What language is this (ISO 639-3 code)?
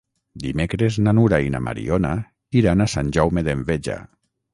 cat